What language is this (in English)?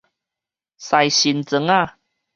Min Nan Chinese